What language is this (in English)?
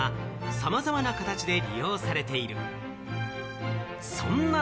Japanese